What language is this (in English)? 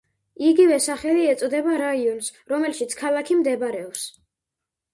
Georgian